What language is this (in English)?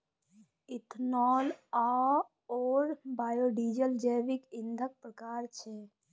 Maithili